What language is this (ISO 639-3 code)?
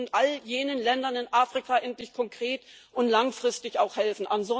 deu